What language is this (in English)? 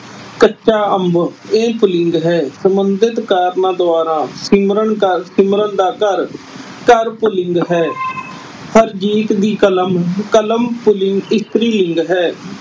Punjabi